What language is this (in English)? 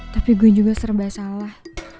Indonesian